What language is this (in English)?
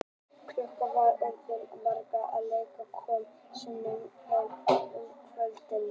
Icelandic